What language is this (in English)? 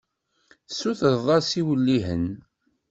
Kabyle